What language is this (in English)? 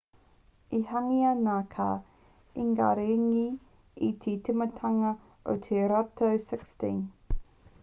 Māori